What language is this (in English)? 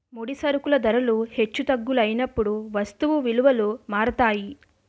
Telugu